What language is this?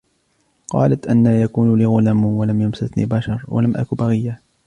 Arabic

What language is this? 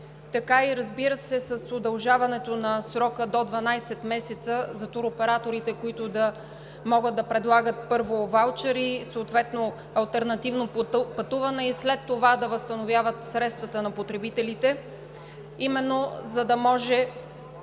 Bulgarian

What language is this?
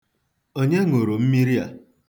Igbo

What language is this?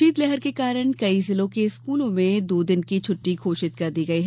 Hindi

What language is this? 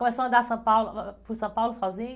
Portuguese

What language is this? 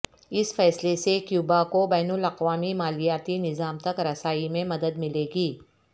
Urdu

